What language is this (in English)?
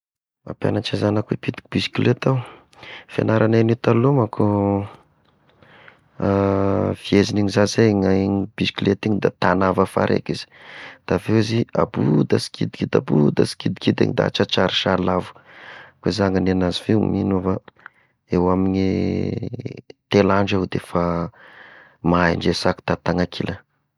Tesaka Malagasy